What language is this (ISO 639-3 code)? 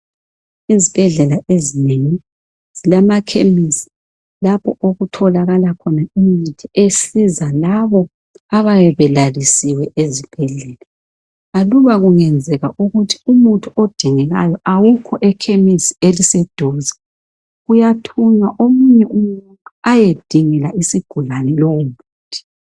nde